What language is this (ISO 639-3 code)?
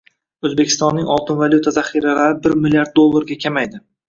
uzb